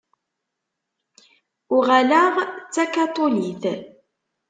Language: Kabyle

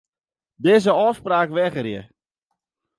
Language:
Western Frisian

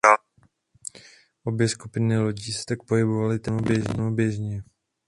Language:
Czech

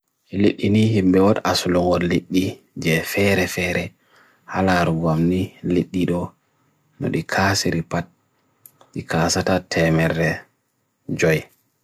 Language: Bagirmi Fulfulde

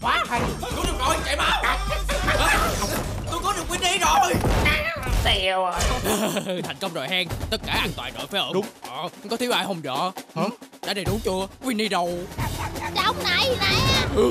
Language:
Vietnamese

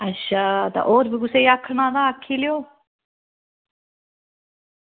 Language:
Dogri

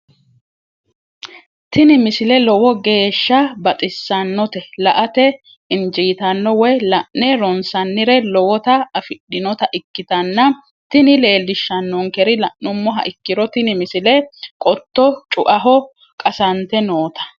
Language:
Sidamo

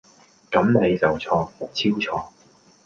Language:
Cantonese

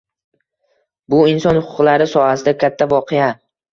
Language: Uzbek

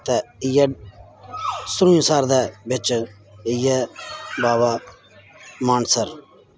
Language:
Dogri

